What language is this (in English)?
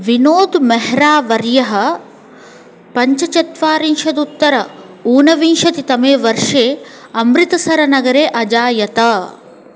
Sanskrit